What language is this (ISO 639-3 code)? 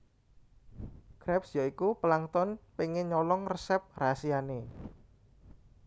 jav